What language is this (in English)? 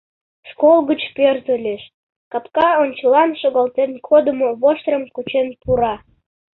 Mari